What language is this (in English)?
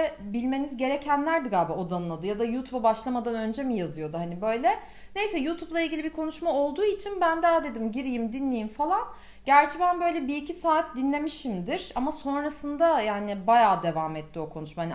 Turkish